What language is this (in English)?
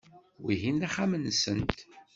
Kabyle